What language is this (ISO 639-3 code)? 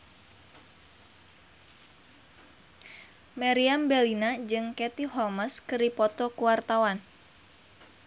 sun